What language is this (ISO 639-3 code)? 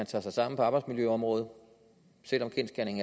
dan